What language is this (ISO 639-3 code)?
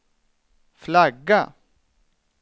swe